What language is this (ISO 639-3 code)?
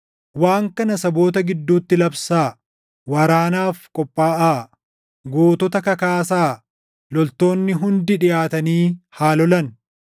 orm